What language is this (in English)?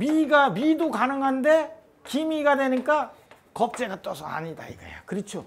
Korean